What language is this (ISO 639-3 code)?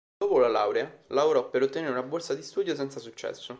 ita